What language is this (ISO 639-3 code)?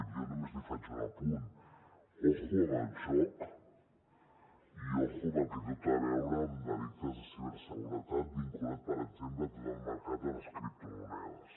cat